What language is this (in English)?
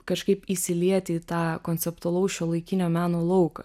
Lithuanian